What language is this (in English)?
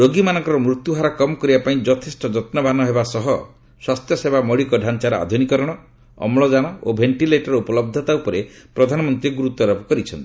Odia